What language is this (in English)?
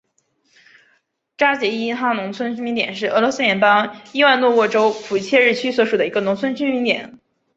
Chinese